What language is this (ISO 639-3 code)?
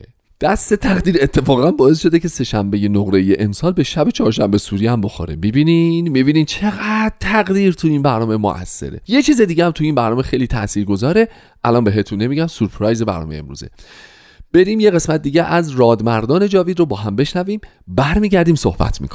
fas